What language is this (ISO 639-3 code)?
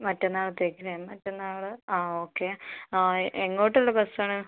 mal